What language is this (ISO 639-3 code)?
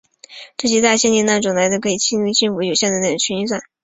zho